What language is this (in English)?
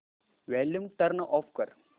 Marathi